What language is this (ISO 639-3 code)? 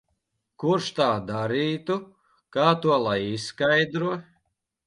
lav